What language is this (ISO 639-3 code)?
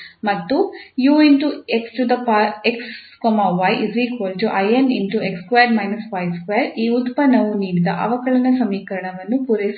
kan